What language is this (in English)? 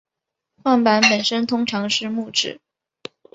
Chinese